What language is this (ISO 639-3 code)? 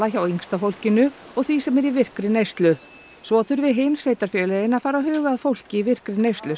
isl